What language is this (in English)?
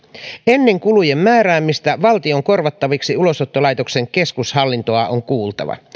Finnish